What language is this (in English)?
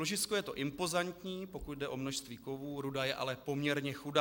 Czech